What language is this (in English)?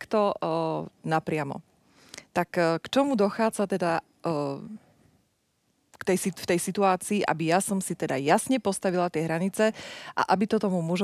Slovak